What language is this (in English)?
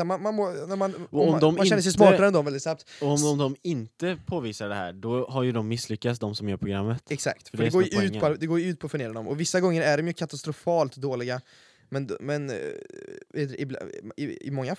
Swedish